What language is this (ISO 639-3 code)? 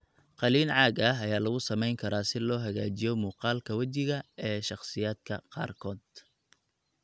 som